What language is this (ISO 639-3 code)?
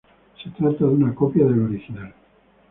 spa